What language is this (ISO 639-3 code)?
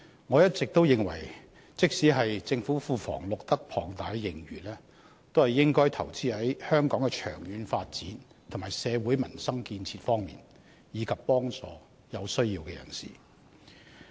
yue